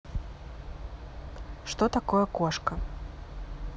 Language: Russian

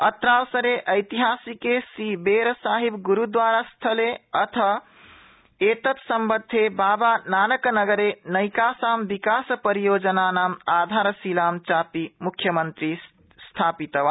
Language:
Sanskrit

